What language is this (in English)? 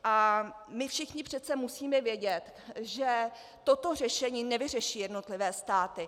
Czech